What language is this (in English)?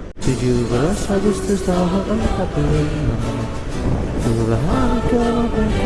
Indonesian